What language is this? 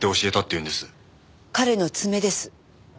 Japanese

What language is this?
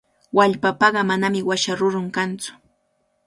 Cajatambo North Lima Quechua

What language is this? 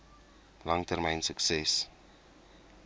Afrikaans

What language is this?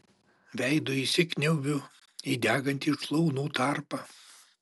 Lithuanian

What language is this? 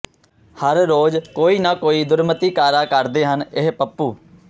Punjabi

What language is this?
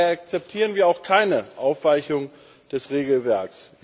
German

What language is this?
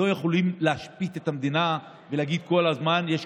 Hebrew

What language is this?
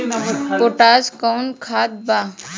Bhojpuri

